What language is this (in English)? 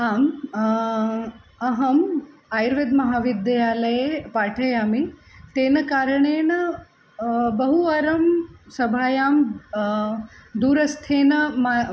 Sanskrit